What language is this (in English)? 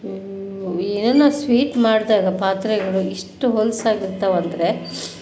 Kannada